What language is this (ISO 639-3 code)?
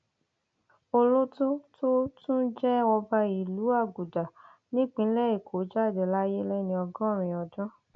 yor